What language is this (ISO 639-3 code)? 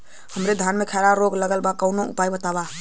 bho